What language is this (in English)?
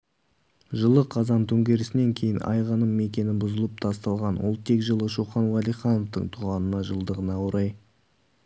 Kazakh